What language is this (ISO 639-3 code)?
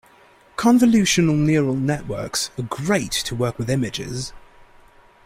eng